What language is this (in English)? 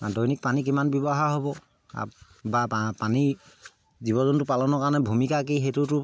Assamese